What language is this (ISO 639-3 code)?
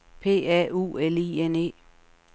dan